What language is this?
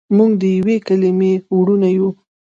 Pashto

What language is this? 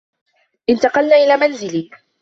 Arabic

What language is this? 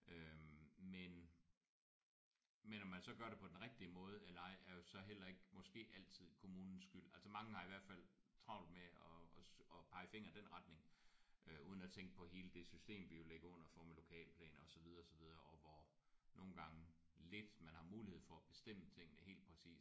Danish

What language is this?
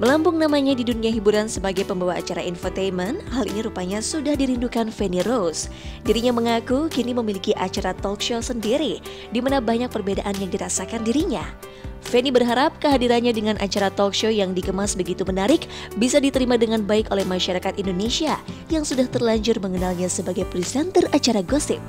Indonesian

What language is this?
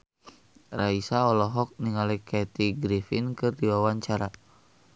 Sundanese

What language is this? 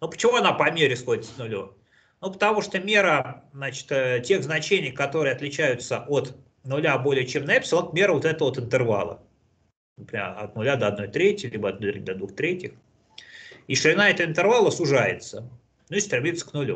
Russian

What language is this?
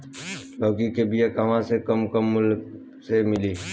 Bhojpuri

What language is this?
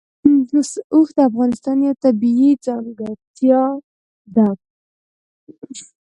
Pashto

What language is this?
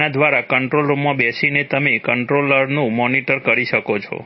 Gujarati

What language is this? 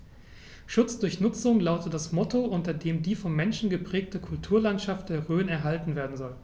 German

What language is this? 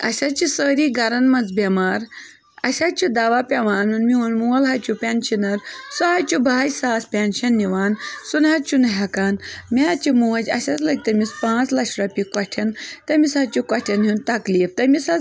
Kashmiri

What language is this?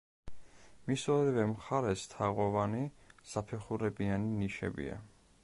Georgian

